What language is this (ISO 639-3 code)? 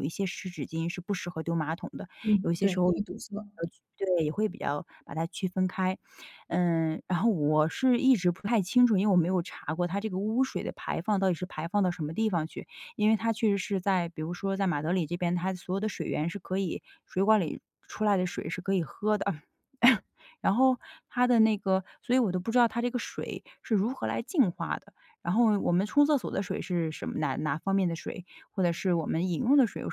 zho